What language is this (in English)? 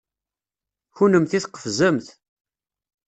Kabyle